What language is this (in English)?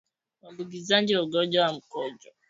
Swahili